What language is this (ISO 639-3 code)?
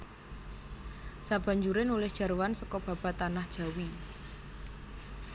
jav